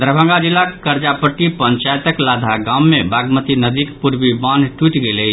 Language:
Maithili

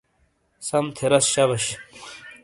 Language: Shina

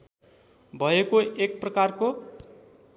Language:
Nepali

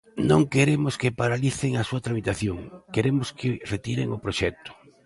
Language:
Galician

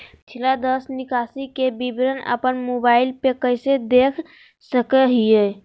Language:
Magahi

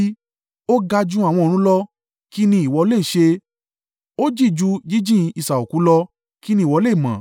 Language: Yoruba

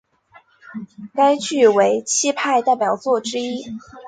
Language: Chinese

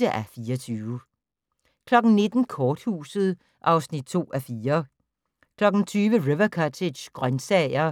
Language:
Danish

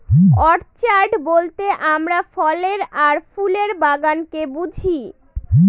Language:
Bangla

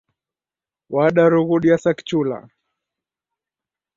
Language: Taita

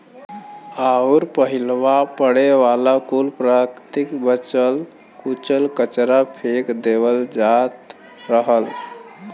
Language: Bhojpuri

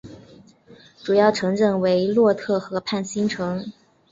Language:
Chinese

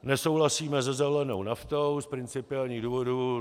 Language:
Czech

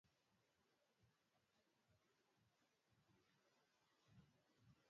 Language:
Swahili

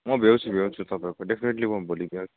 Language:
Nepali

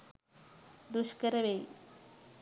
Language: Sinhala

